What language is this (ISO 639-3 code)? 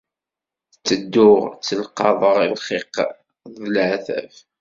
kab